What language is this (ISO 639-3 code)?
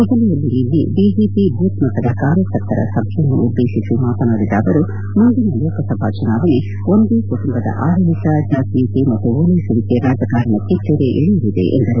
kan